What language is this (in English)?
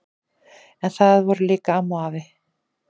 Icelandic